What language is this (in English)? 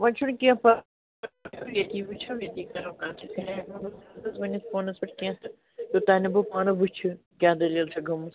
Kashmiri